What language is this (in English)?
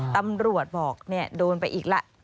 Thai